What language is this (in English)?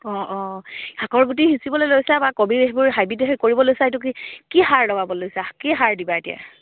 Assamese